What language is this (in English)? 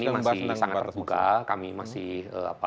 Indonesian